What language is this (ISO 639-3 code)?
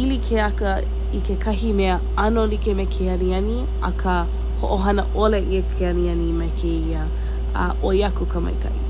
haw